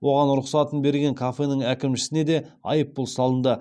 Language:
Kazakh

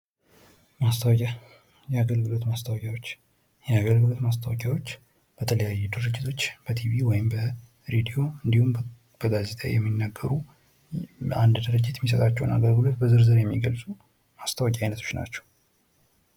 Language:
Amharic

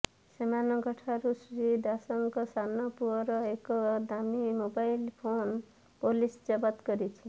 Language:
Odia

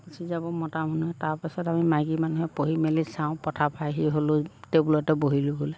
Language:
Assamese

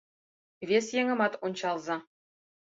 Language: Mari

